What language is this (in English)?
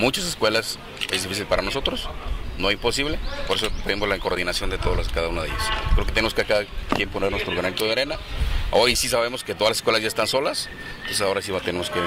Spanish